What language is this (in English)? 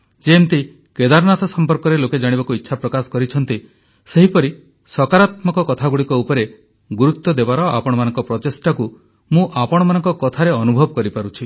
Odia